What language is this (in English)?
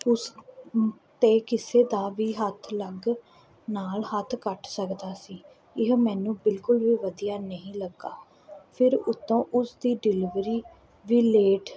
Punjabi